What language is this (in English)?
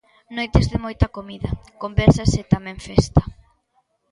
Galician